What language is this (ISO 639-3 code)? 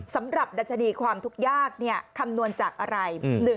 tha